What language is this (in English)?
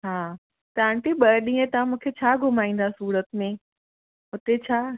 Sindhi